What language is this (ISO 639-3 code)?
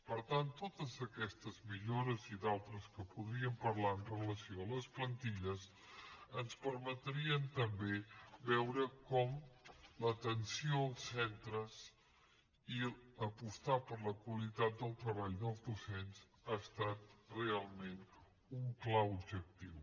cat